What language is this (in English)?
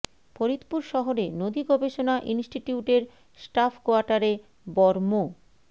Bangla